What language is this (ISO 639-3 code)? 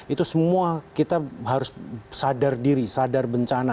ind